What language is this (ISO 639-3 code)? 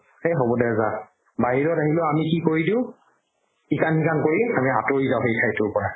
asm